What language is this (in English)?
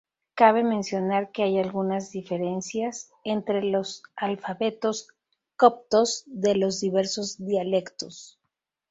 Spanish